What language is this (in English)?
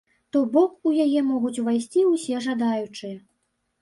Belarusian